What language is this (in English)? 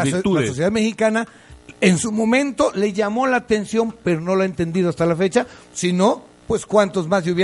Spanish